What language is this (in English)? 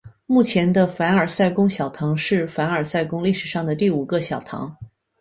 Chinese